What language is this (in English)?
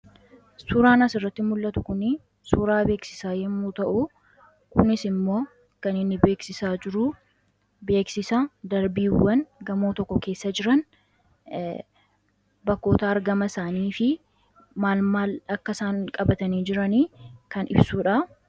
Oromo